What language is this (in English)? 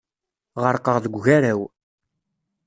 Kabyle